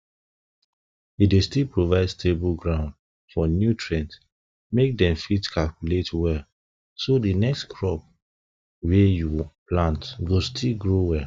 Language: Nigerian Pidgin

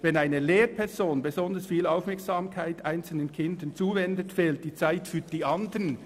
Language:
Swiss German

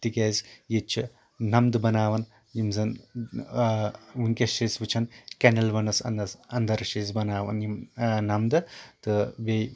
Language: Kashmiri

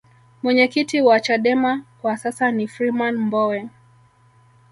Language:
Swahili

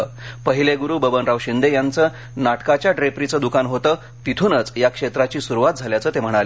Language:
Marathi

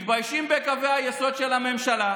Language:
Hebrew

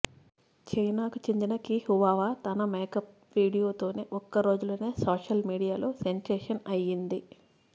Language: Telugu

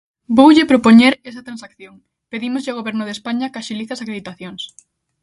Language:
Galician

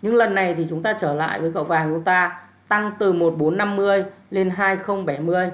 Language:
Vietnamese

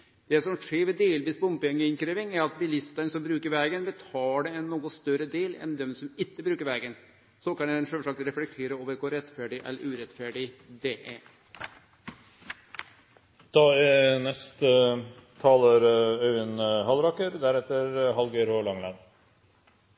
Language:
Norwegian Nynorsk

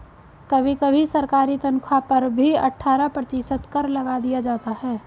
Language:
Hindi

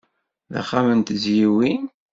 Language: Kabyle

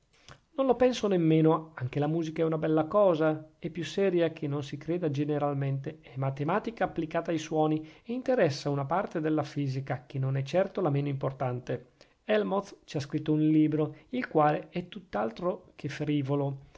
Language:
Italian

